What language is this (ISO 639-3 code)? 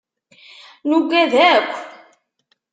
kab